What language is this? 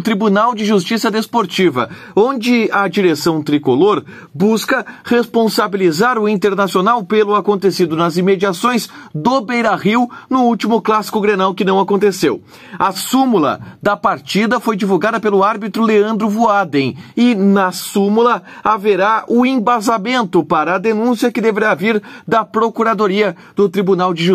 Portuguese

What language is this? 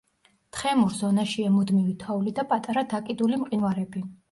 Georgian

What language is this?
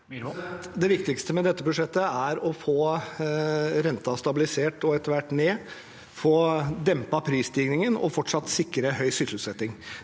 Norwegian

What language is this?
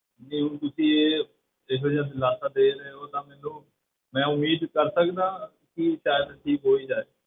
Punjabi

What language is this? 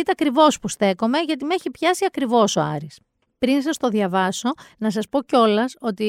Greek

